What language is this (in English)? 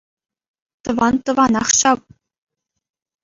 Chuvash